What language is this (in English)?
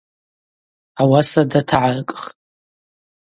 Abaza